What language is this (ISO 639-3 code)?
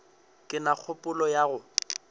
nso